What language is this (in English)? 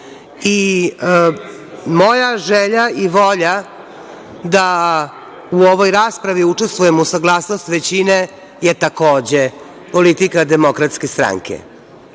Serbian